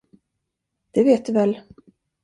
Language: Swedish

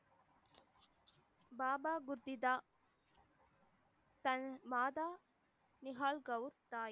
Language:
Tamil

